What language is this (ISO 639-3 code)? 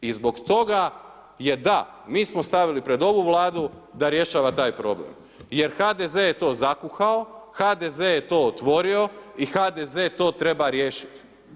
hrv